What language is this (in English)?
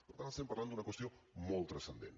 Catalan